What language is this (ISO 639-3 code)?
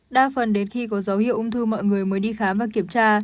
vie